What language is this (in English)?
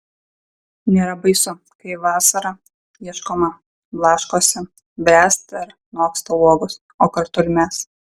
Lithuanian